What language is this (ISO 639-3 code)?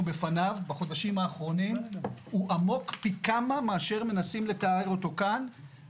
heb